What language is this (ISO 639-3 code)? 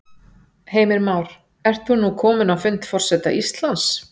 isl